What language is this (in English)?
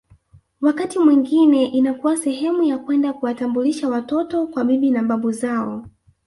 Swahili